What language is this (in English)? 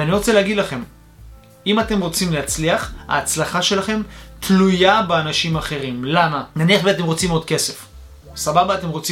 Hebrew